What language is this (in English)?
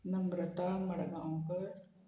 Konkani